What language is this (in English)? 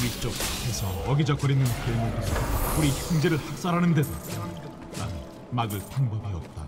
Korean